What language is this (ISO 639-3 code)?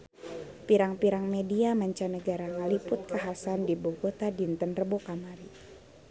sun